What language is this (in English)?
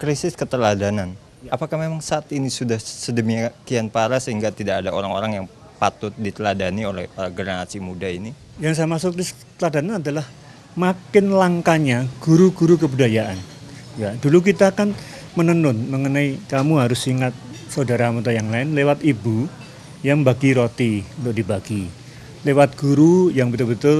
Indonesian